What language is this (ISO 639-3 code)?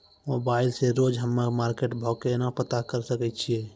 mai